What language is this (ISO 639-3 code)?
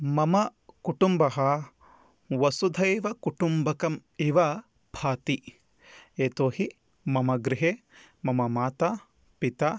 san